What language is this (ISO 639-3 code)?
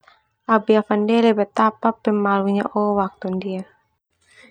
twu